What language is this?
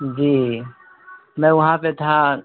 Urdu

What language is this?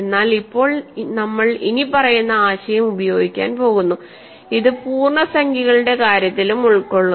Malayalam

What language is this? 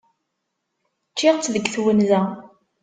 Kabyle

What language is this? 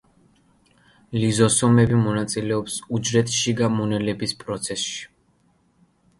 Georgian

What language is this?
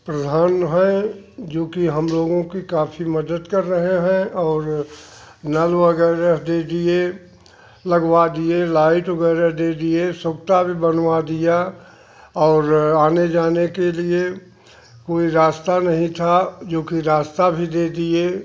Hindi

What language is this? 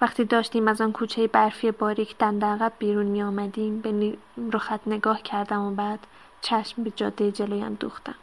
Persian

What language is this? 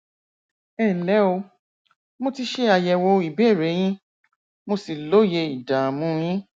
Yoruba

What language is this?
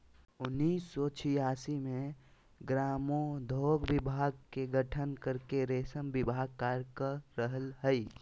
Magahi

